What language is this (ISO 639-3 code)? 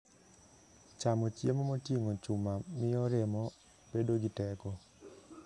luo